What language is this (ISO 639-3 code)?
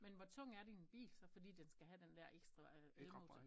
dan